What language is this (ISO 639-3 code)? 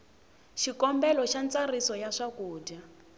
tso